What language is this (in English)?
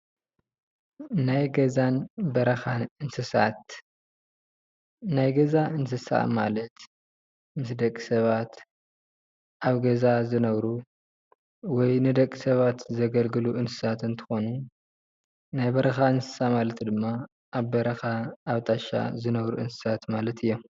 Tigrinya